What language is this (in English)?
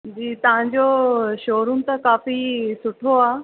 Sindhi